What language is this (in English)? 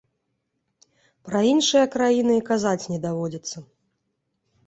Belarusian